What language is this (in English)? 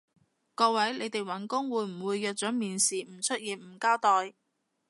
Cantonese